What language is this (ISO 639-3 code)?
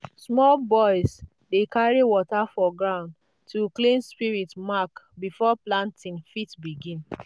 pcm